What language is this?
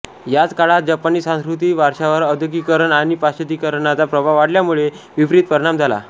Marathi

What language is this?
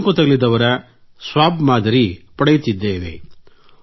Kannada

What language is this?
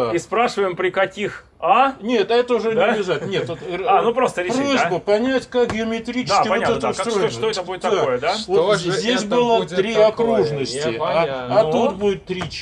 Russian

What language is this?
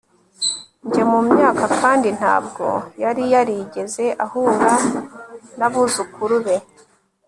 Kinyarwanda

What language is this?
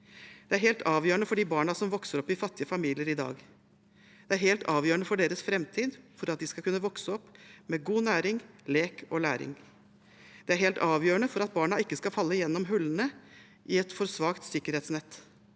Norwegian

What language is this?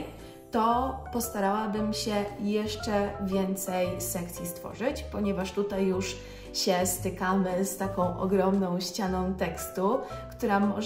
Polish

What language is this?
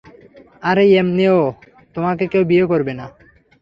Bangla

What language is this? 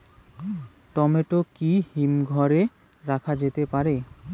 Bangla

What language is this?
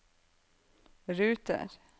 Norwegian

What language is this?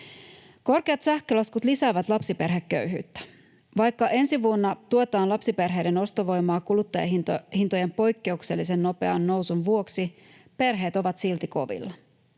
Finnish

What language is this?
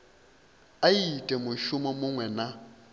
Venda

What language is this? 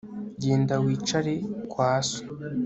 Kinyarwanda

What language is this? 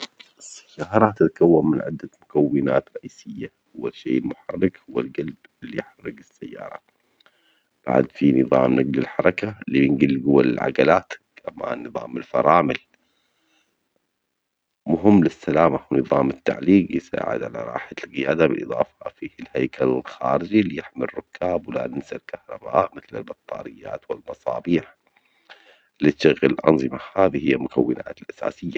Omani Arabic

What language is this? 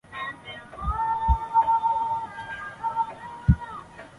Chinese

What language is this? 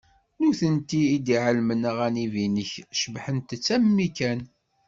Kabyle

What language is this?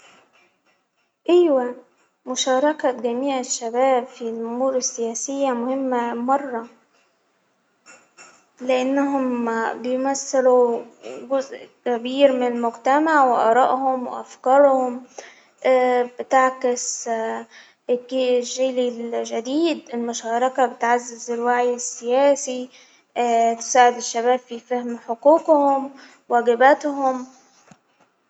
Hijazi Arabic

